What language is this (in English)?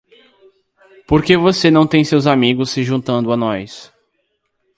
Portuguese